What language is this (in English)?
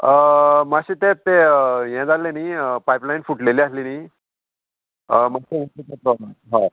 Konkani